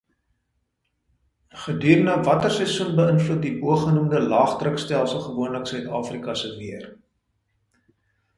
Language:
Afrikaans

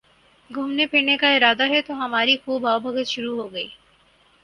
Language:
Urdu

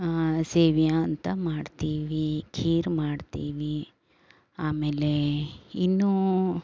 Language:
Kannada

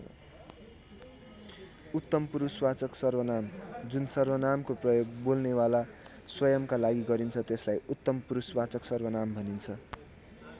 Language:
Nepali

